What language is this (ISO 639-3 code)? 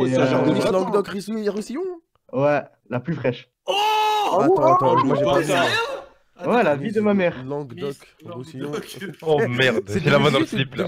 fra